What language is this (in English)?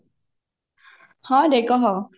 Odia